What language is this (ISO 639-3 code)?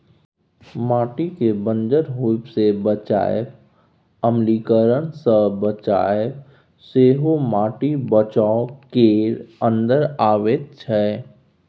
mai